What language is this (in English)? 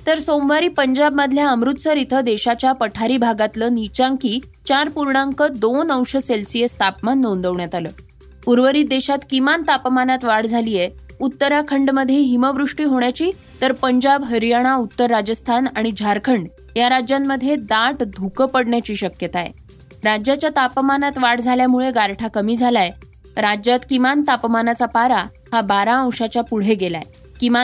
Marathi